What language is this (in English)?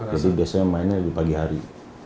Indonesian